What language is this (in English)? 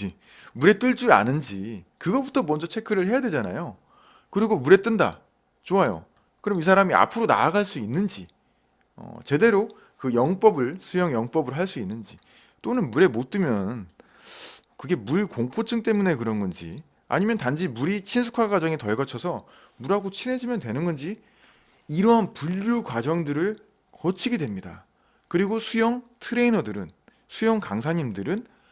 Korean